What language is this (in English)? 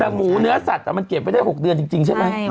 Thai